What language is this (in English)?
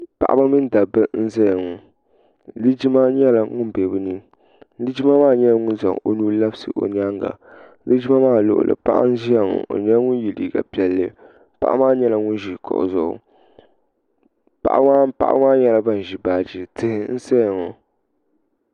Dagbani